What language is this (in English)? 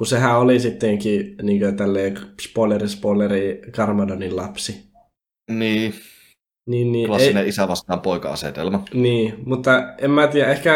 Finnish